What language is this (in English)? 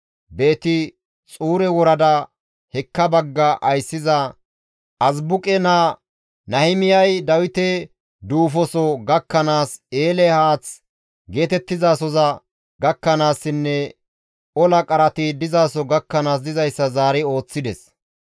Gamo